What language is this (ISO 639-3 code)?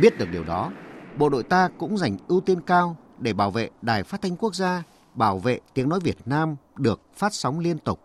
vie